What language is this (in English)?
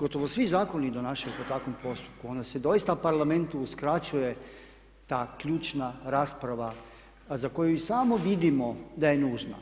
Croatian